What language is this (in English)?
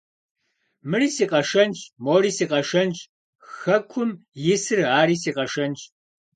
Kabardian